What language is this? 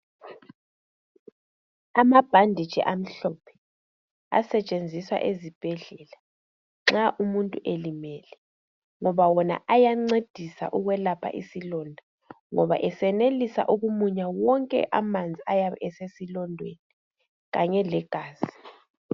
North Ndebele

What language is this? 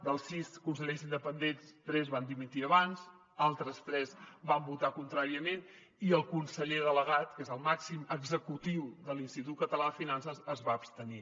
Catalan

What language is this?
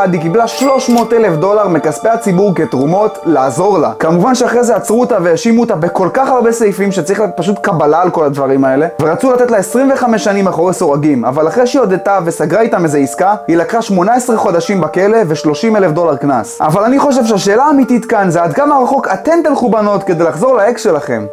Hebrew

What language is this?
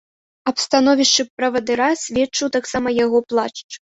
Belarusian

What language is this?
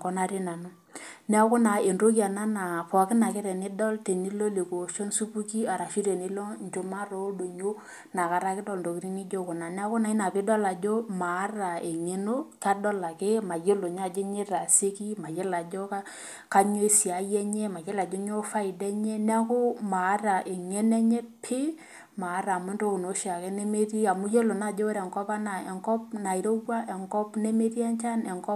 Masai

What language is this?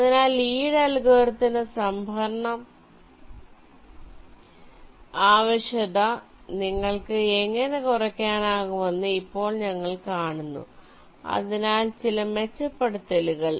Malayalam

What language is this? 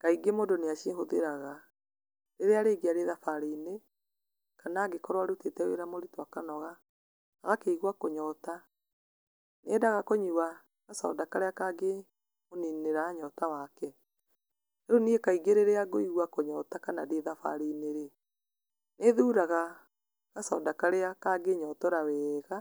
Kikuyu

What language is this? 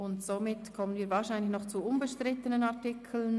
Swiss German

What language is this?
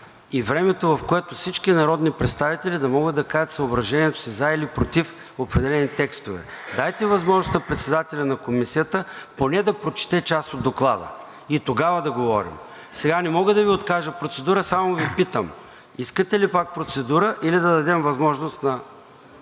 Bulgarian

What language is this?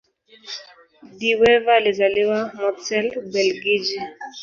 Swahili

